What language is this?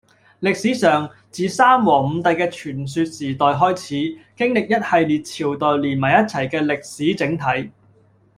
Cantonese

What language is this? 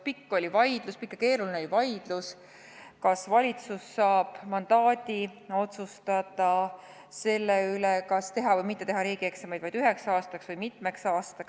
Estonian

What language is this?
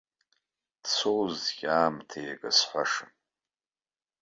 Abkhazian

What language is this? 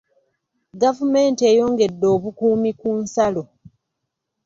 Ganda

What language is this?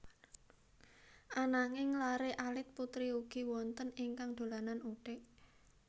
Javanese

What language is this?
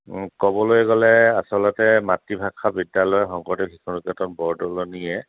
Assamese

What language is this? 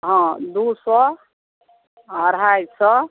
Maithili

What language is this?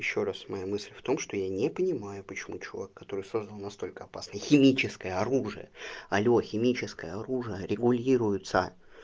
Russian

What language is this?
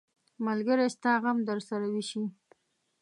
Pashto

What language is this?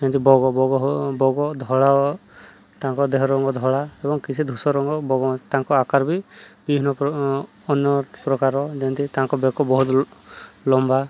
Odia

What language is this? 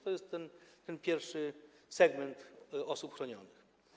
Polish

